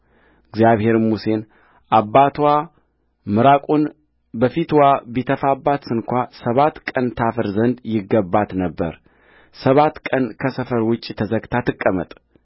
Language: Amharic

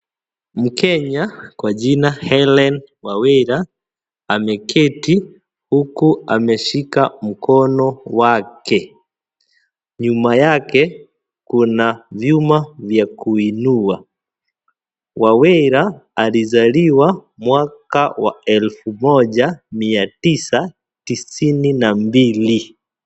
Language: Swahili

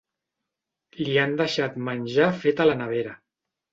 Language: Catalan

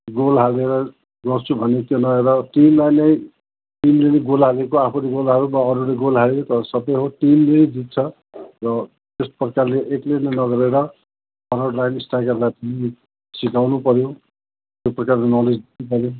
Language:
Nepali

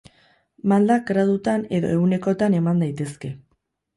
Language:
Basque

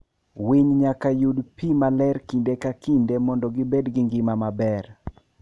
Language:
Luo (Kenya and Tanzania)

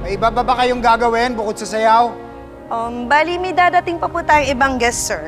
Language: Filipino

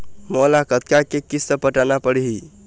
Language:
Chhattisgarhi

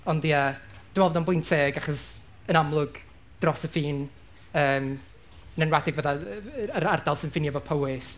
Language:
Welsh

